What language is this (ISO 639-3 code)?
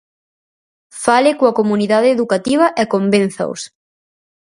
glg